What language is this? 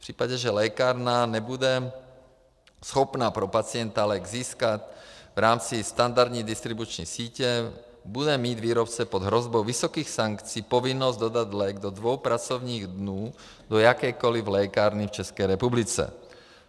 Czech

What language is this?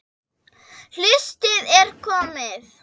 Icelandic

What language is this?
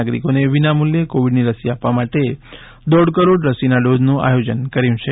Gujarati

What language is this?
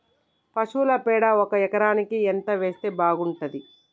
Telugu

